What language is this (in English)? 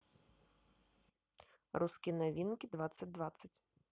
Russian